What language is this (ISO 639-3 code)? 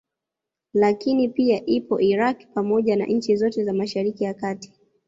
swa